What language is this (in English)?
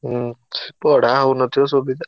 Odia